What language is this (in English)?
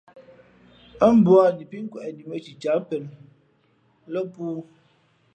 Fe'fe'